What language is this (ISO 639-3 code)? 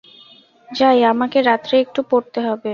ben